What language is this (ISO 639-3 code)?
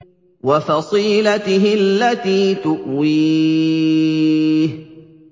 ara